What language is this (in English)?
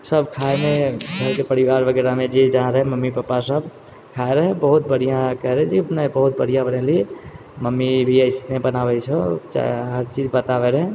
Maithili